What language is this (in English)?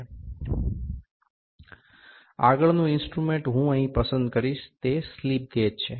Gujarati